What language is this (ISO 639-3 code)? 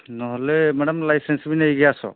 ori